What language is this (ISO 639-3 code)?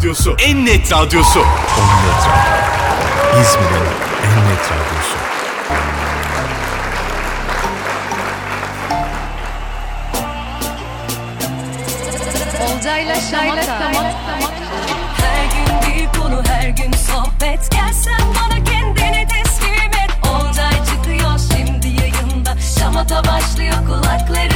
tur